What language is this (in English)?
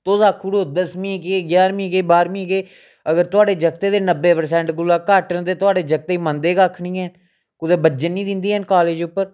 Dogri